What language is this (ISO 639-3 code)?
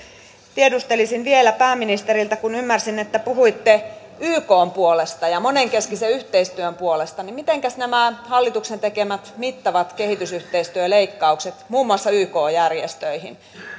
fin